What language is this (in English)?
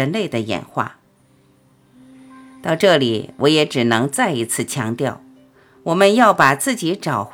Chinese